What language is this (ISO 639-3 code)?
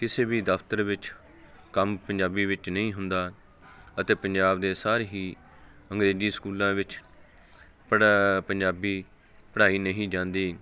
pan